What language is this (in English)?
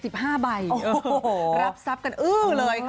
Thai